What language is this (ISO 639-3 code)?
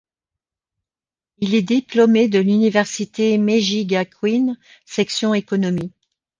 fra